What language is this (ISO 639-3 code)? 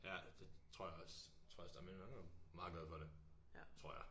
dan